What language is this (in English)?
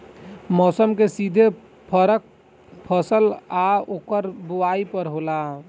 Bhojpuri